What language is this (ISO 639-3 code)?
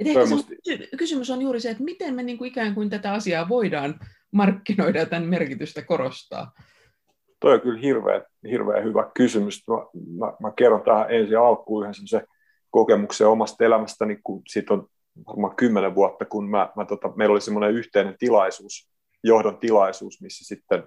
fin